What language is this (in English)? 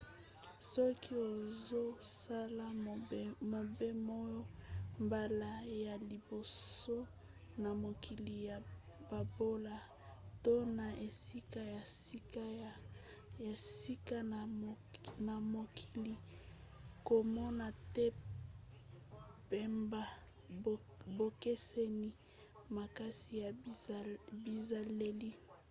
Lingala